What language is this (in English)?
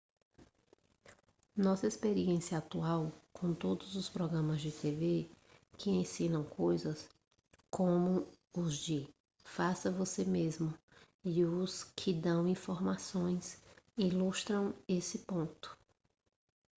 Portuguese